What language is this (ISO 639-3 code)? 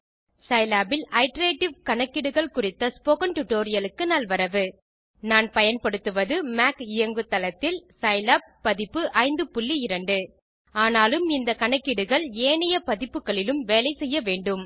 tam